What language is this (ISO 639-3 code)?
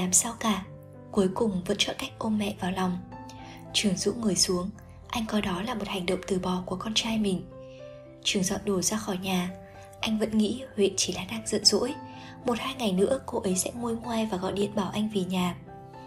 vie